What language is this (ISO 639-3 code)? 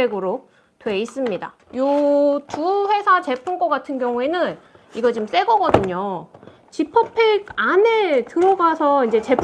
kor